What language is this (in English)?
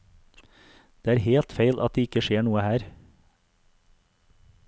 Norwegian